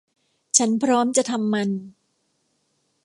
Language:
Thai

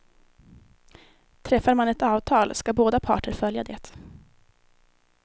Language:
Swedish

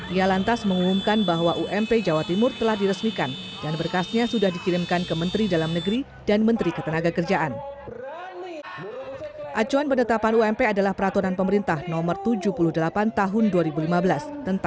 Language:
Indonesian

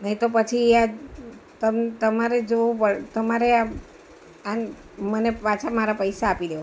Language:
Gujarati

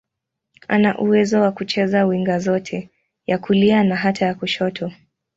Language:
Swahili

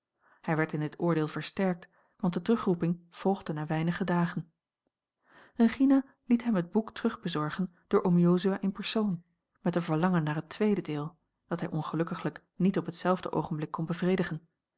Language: Dutch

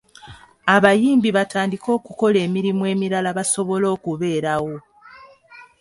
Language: Ganda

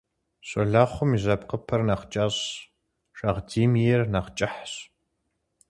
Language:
Kabardian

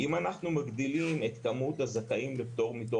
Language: Hebrew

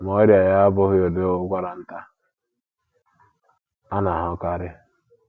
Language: Igbo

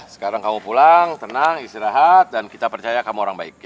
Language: Indonesian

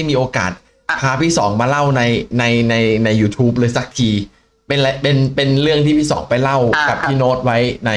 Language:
Thai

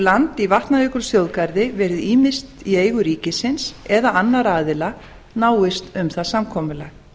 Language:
Icelandic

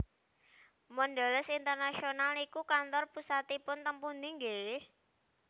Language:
Javanese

